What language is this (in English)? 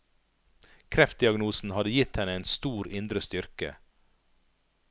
Norwegian